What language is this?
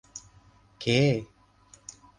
Thai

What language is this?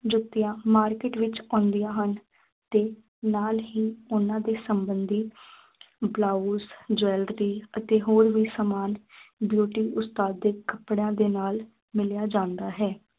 Punjabi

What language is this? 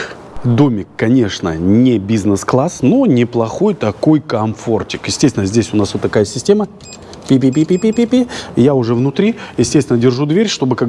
Russian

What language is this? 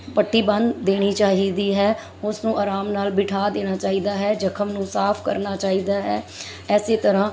Punjabi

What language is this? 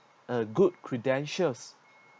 English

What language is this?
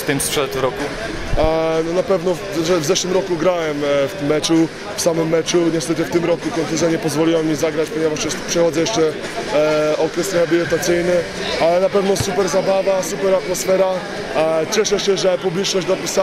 Polish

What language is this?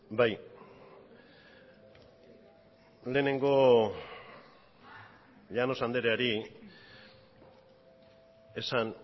Basque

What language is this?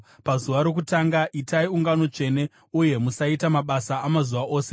Shona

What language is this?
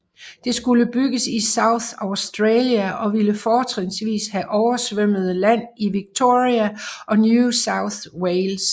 Danish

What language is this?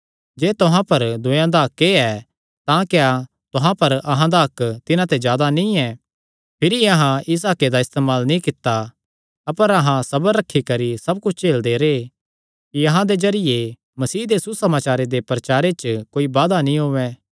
Kangri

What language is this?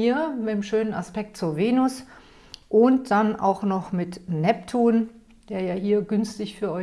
German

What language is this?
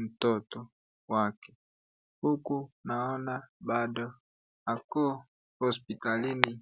Swahili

